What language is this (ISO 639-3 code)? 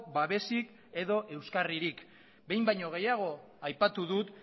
eus